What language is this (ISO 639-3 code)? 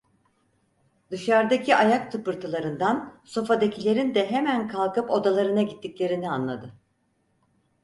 tur